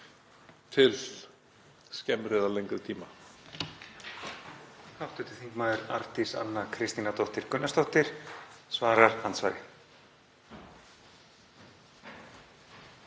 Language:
Icelandic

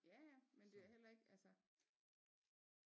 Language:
Danish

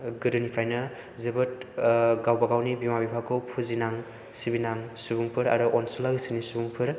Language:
Bodo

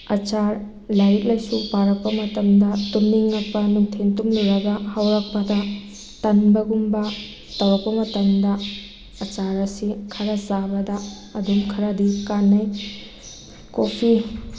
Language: Manipuri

